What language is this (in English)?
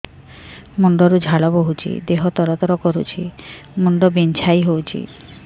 Odia